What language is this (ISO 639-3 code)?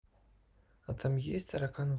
rus